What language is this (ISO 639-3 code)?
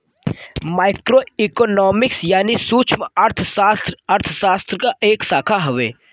bho